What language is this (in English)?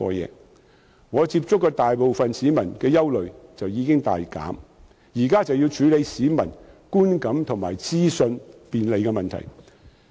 Cantonese